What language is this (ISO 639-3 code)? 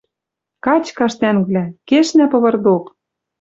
mrj